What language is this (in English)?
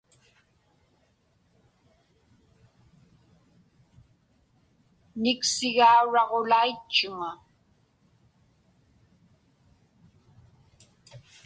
Inupiaq